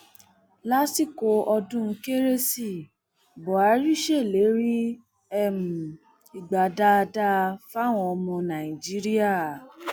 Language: Yoruba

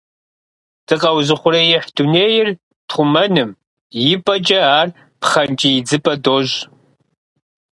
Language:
Kabardian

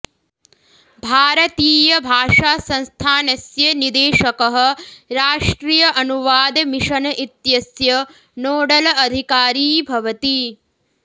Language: Sanskrit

